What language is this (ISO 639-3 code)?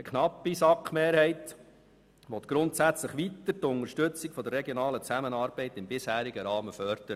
gsw